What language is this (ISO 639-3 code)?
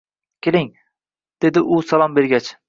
uzb